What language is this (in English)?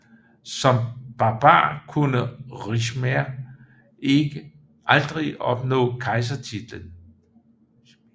Danish